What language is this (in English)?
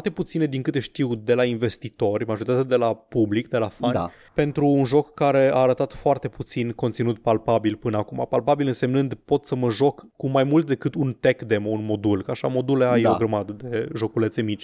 Romanian